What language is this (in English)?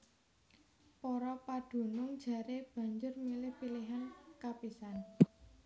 Javanese